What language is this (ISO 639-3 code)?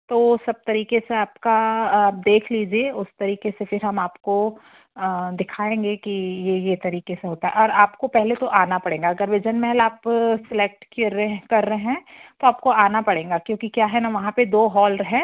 hin